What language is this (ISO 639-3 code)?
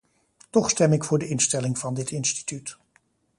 nld